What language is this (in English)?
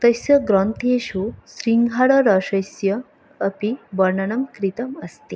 Sanskrit